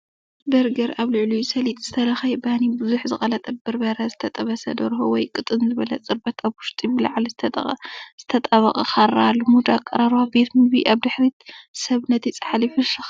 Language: Tigrinya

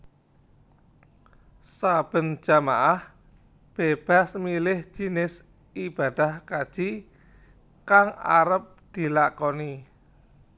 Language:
Javanese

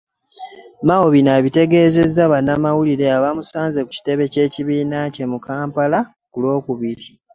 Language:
Ganda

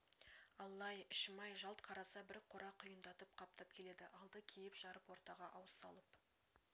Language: Kazakh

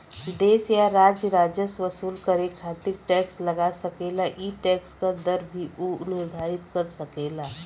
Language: Bhojpuri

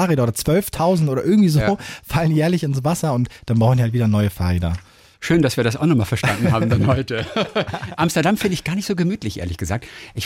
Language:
German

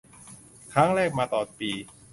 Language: Thai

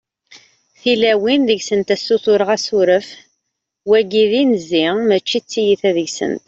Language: Kabyle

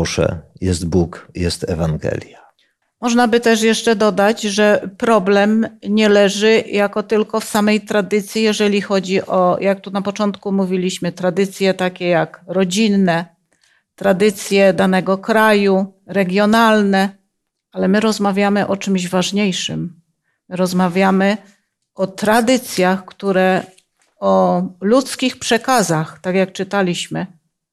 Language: Polish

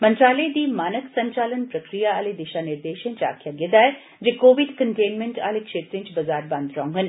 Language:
Dogri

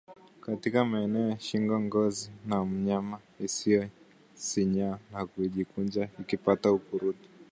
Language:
Swahili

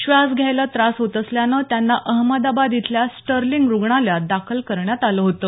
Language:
Marathi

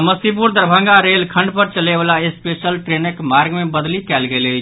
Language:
Maithili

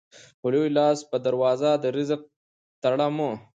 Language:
Pashto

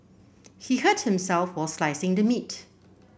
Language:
English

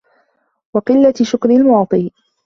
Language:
Arabic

